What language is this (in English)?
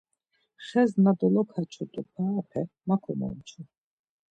Laz